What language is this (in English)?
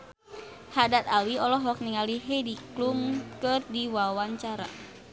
Sundanese